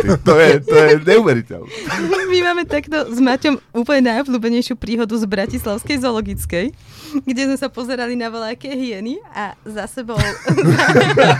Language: Slovak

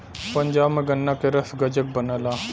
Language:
Bhojpuri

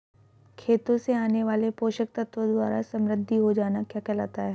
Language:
Hindi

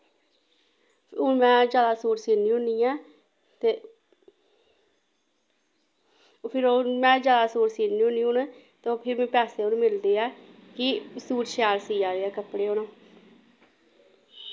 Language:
Dogri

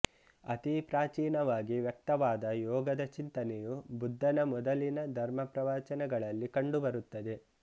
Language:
Kannada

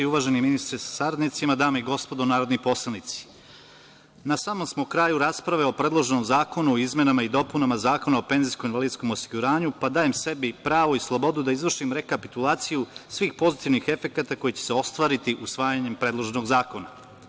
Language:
Serbian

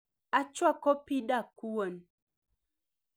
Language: Luo (Kenya and Tanzania)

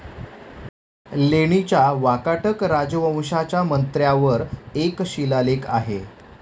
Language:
Marathi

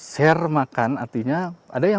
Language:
Indonesian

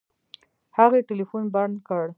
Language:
Pashto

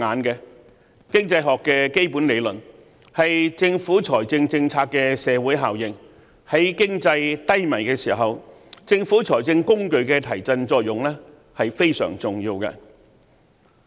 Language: Cantonese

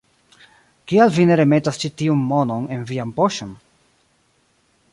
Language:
Esperanto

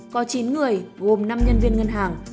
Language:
Vietnamese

